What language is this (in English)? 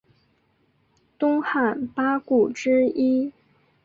Chinese